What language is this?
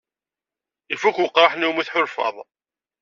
Kabyle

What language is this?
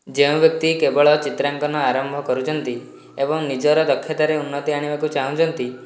Odia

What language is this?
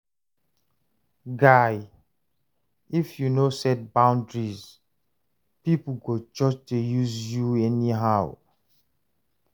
Nigerian Pidgin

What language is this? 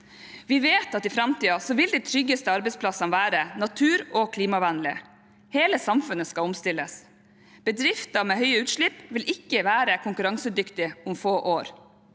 Norwegian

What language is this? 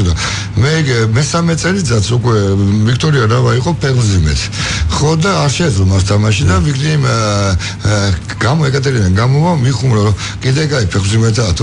Romanian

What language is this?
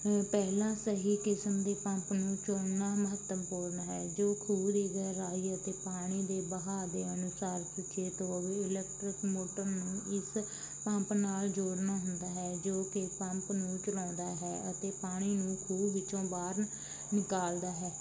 Punjabi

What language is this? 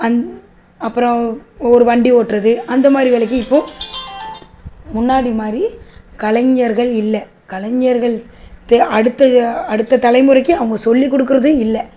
Tamil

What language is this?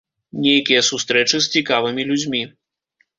Belarusian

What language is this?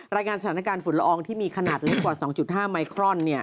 Thai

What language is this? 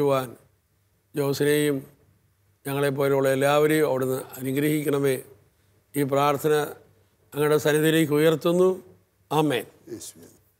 Malayalam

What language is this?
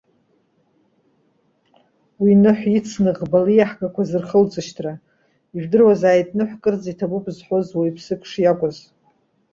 Abkhazian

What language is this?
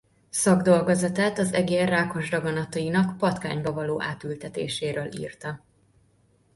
Hungarian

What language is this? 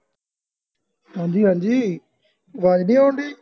Punjabi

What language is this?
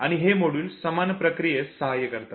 Marathi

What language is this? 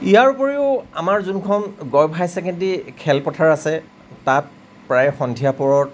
Assamese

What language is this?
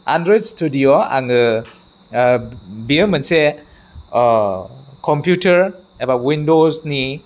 Bodo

